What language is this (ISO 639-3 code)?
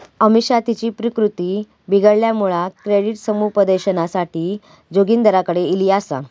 mar